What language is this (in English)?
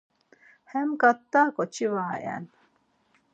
Laz